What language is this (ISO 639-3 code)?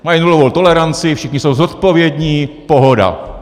ces